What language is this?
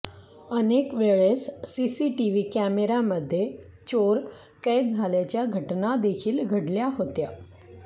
Marathi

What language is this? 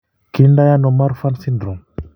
Kalenjin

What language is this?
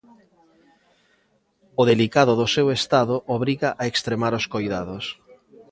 Galician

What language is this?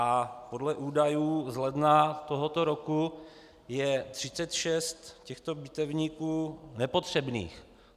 Czech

